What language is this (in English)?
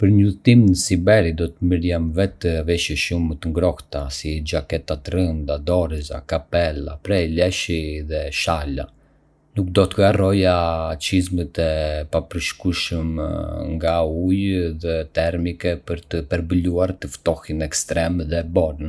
Arbëreshë Albanian